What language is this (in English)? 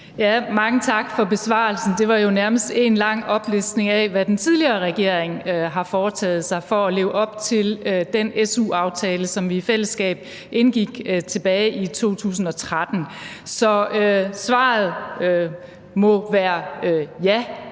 Danish